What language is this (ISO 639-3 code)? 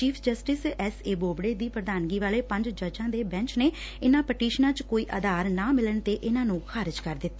pan